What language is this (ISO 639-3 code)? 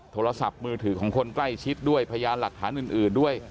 tha